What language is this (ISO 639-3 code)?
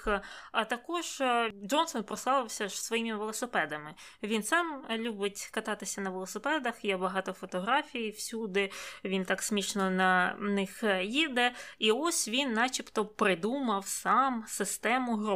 ukr